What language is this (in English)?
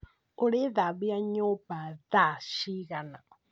Kikuyu